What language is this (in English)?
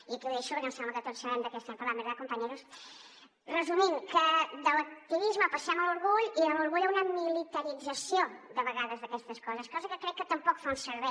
Catalan